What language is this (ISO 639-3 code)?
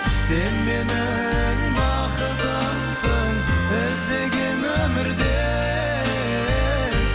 kaz